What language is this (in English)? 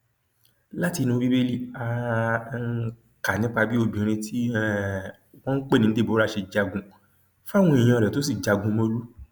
Yoruba